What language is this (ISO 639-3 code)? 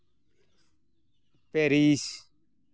sat